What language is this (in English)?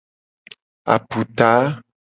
Gen